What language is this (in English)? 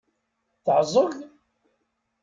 Kabyle